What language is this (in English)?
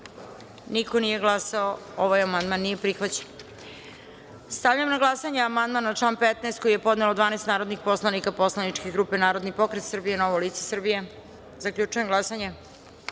Serbian